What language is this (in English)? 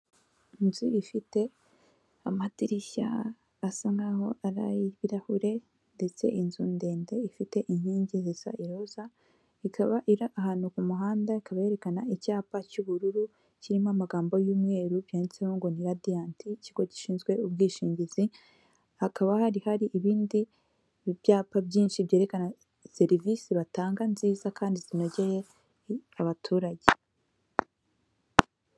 Kinyarwanda